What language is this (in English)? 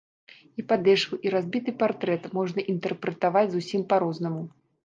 Belarusian